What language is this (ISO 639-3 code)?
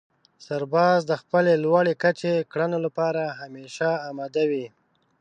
pus